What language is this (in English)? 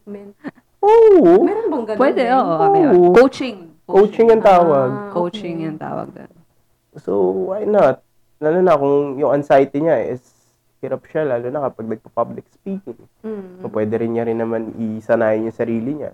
Filipino